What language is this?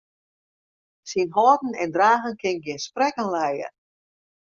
Western Frisian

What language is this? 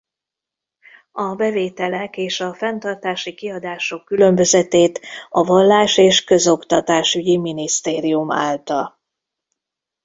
Hungarian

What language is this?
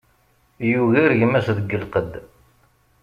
Kabyle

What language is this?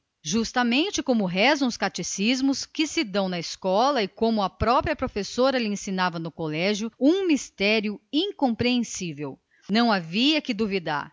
Portuguese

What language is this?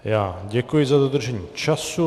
Czech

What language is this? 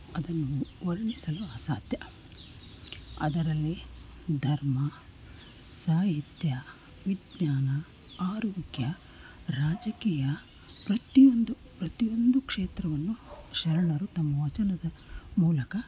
Kannada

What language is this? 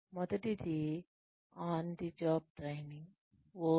Telugu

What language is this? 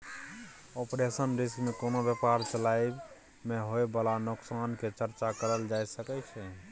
Maithili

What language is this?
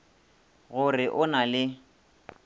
Northern Sotho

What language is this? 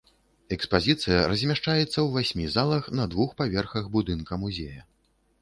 Belarusian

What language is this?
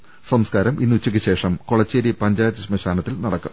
Malayalam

